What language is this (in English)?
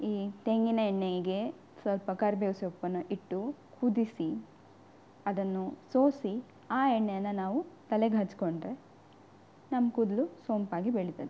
Kannada